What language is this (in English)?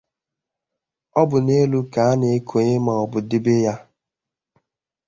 Igbo